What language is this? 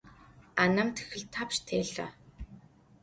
Adyghe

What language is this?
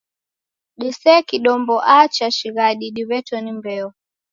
Taita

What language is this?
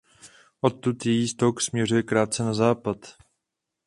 Czech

